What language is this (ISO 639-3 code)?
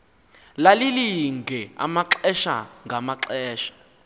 xho